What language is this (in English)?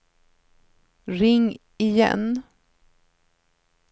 Swedish